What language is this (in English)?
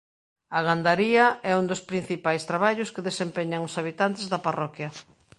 Galician